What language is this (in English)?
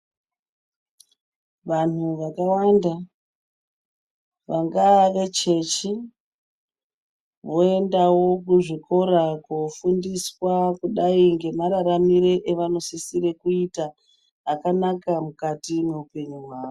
Ndau